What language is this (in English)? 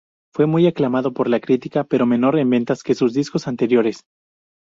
Spanish